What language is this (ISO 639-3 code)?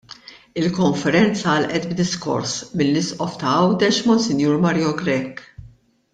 mlt